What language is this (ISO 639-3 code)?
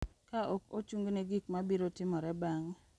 luo